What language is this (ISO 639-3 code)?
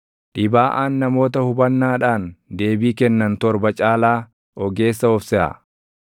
orm